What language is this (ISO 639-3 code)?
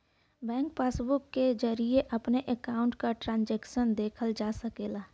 bho